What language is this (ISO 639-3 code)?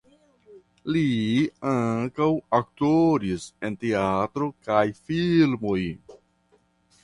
epo